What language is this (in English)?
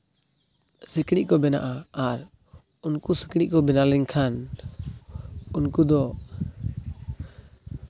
Santali